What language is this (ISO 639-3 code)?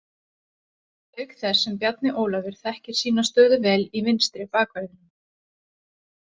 isl